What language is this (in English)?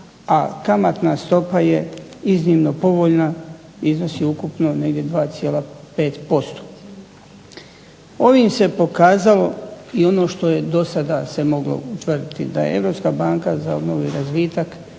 Croatian